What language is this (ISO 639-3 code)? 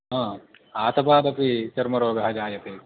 san